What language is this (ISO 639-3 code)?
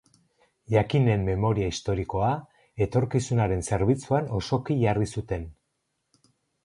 eus